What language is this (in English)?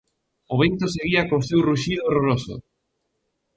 Galician